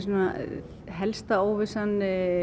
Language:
Icelandic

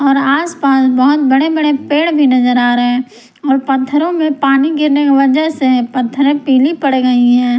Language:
Hindi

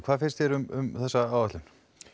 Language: Icelandic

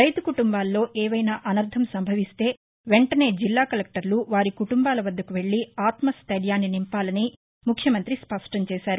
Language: Telugu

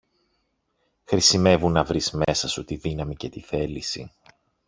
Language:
Greek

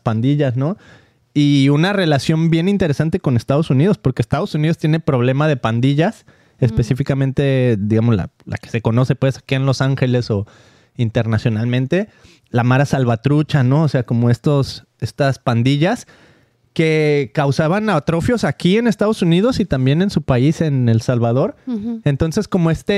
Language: Spanish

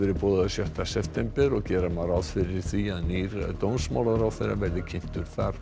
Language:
Icelandic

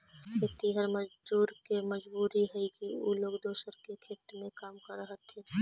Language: Magahi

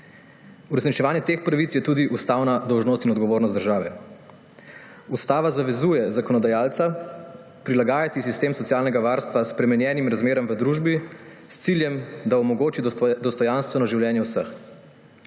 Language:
Slovenian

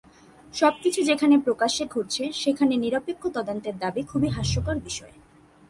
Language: Bangla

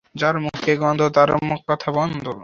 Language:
Bangla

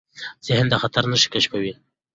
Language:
Pashto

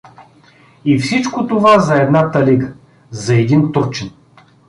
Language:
Bulgarian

